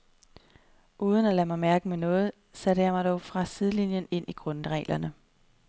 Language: Danish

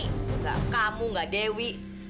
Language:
Indonesian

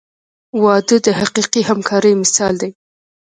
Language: Pashto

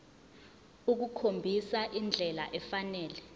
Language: Zulu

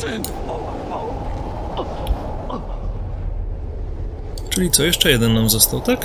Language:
Polish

